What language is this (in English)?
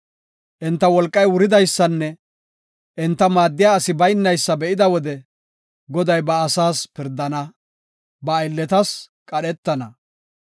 Gofa